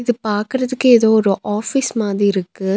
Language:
Tamil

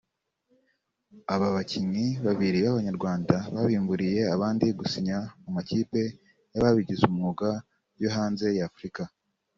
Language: Kinyarwanda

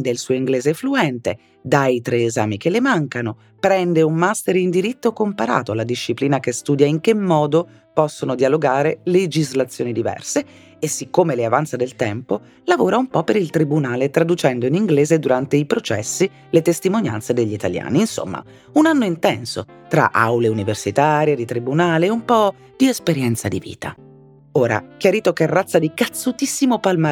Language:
Italian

